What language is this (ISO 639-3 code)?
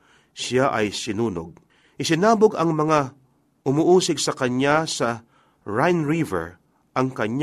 fil